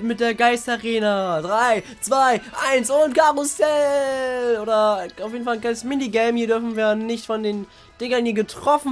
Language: German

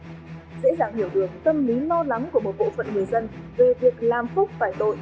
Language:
Vietnamese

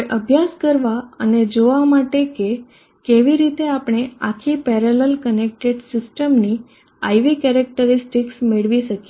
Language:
Gujarati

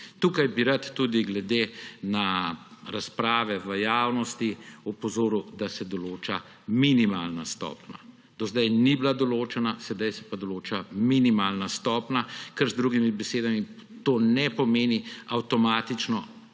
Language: Slovenian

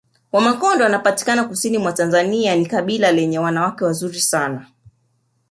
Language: Swahili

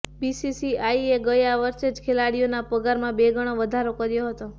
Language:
Gujarati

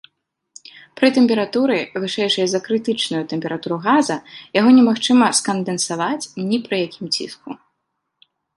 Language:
Belarusian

